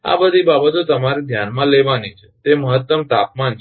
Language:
Gujarati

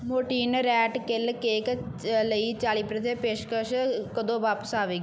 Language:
Punjabi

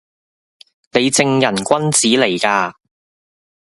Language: Cantonese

